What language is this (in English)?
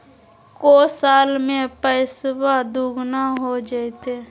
Magahi